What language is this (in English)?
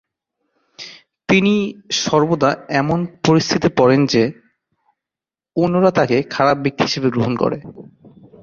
Bangla